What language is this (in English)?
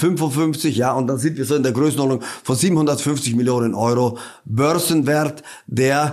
German